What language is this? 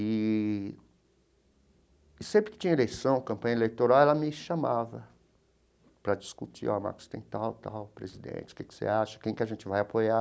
Portuguese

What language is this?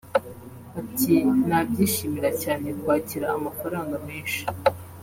Kinyarwanda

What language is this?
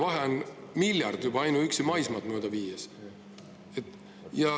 Estonian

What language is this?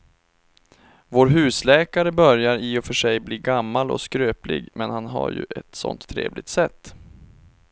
Swedish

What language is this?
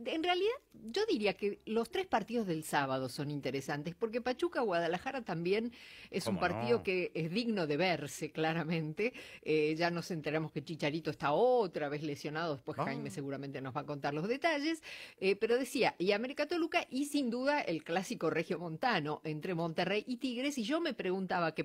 Spanish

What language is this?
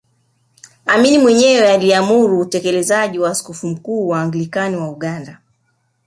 Swahili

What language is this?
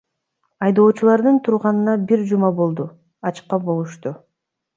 Kyrgyz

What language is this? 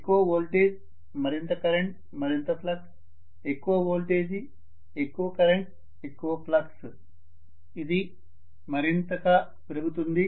Telugu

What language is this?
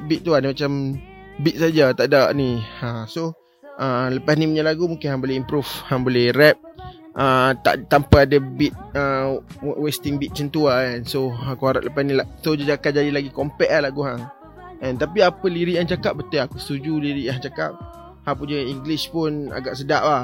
Malay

